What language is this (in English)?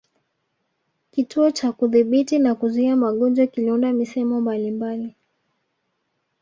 Swahili